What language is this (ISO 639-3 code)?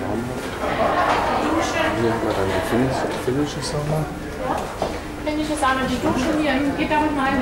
deu